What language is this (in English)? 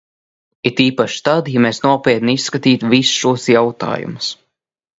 Latvian